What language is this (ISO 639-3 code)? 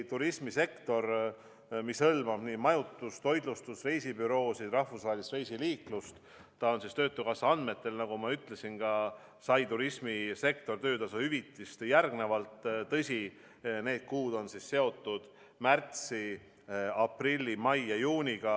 est